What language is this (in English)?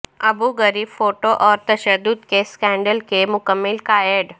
Urdu